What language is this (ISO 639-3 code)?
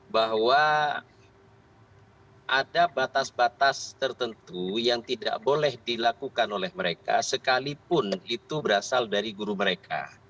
ind